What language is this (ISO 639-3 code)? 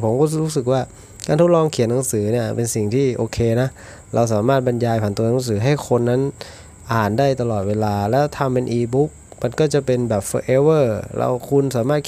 tha